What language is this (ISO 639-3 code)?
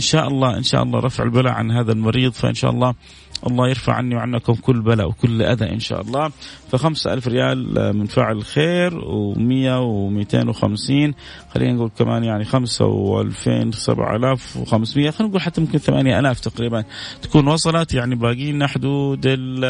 ara